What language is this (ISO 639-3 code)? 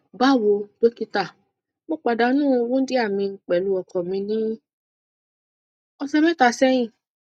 yor